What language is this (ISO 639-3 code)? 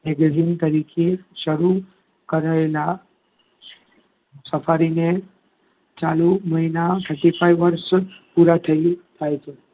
guj